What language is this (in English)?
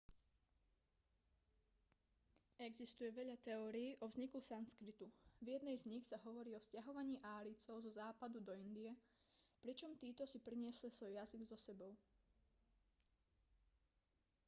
Slovak